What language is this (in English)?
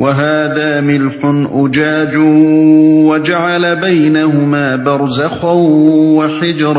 Urdu